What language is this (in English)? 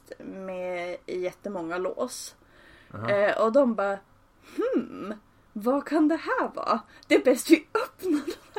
Swedish